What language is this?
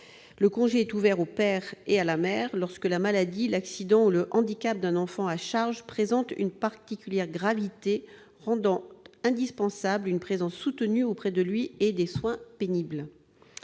French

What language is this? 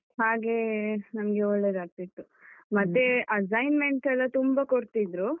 Kannada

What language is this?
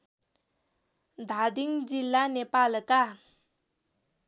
Nepali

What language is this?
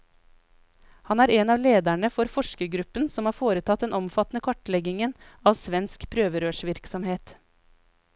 Norwegian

